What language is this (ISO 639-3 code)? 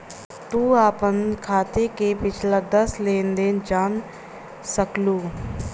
bho